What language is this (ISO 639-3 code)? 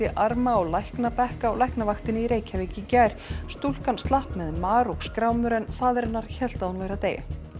isl